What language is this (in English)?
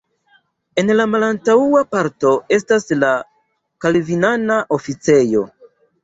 Esperanto